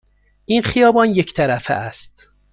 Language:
Persian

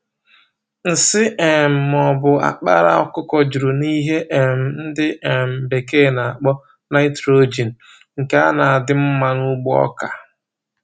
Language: Igbo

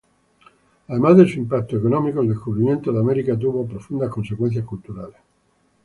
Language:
Spanish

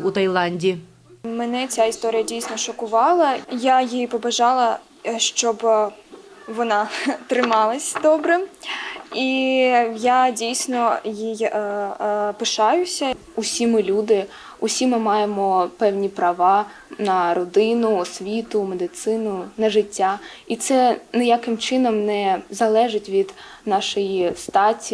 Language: Ukrainian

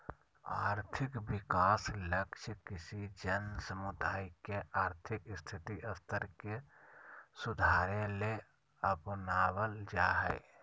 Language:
Magahi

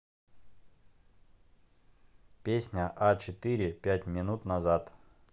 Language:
Russian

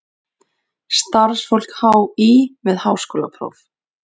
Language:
Icelandic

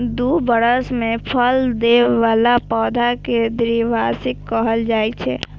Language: Maithili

